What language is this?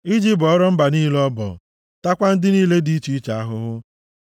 Igbo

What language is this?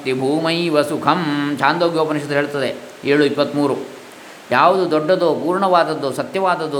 Kannada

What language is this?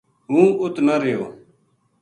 Gujari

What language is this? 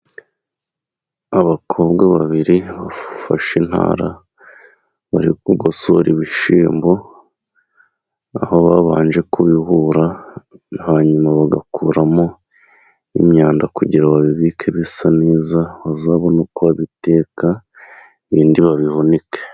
Kinyarwanda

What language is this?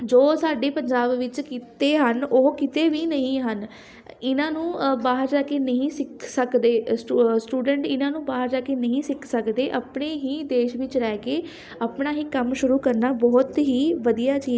Punjabi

